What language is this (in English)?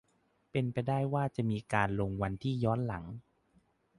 Thai